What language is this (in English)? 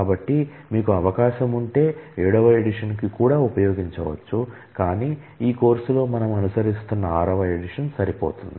Telugu